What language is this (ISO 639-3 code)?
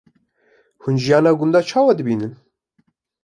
kur